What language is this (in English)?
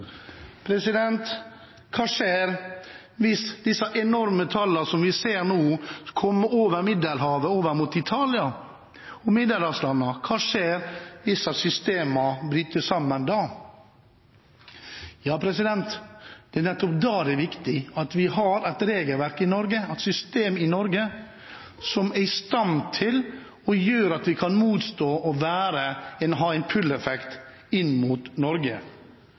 Norwegian Bokmål